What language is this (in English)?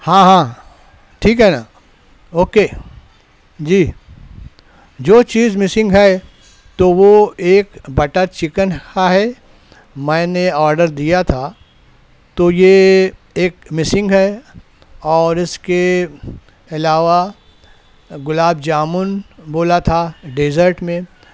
Urdu